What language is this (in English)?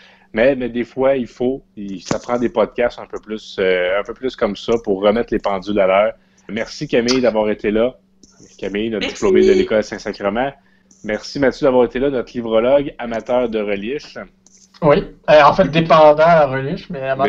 French